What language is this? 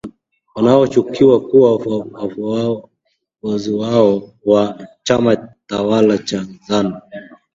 Swahili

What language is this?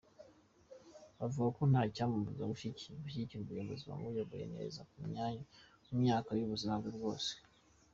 Kinyarwanda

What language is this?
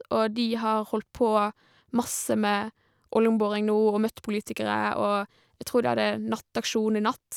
Norwegian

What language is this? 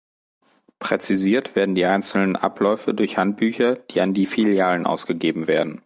German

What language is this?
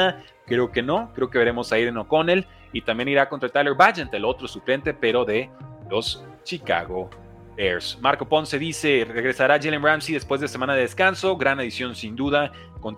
Spanish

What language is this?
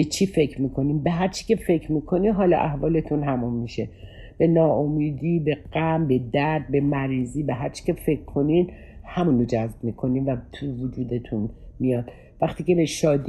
Persian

